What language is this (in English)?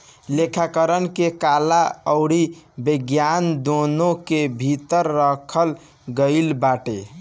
Bhojpuri